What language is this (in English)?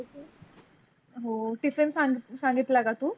Marathi